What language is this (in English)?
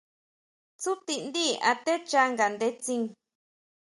Huautla Mazatec